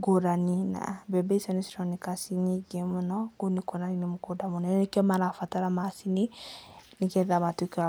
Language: Kikuyu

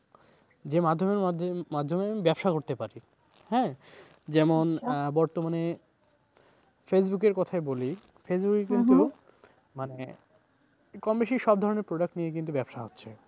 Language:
Bangla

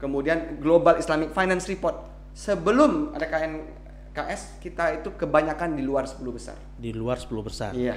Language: Indonesian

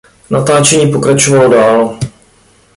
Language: Czech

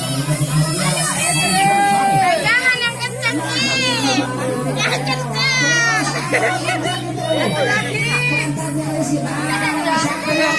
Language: Indonesian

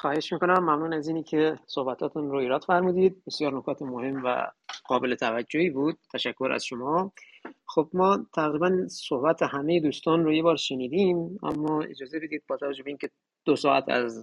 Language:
Persian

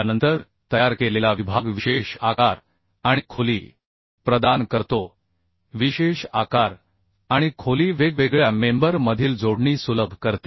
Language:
Marathi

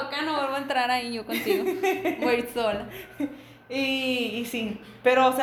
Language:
Spanish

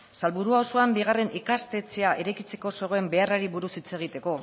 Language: Basque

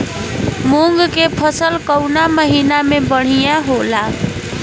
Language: Bhojpuri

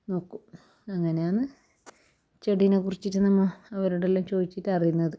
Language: Malayalam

